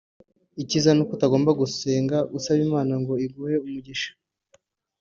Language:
Kinyarwanda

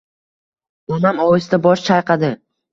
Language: Uzbek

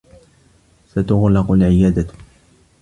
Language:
Arabic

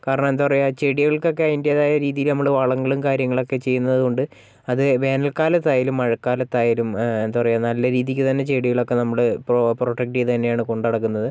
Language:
Malayalam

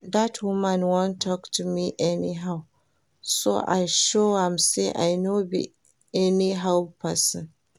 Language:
Nigerian Pidgin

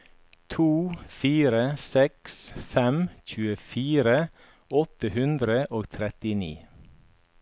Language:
Norwegian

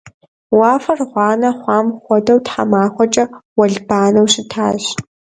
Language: Kabardian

